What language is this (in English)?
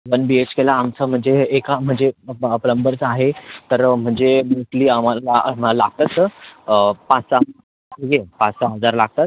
Marathi